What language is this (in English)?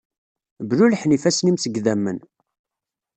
Kabyle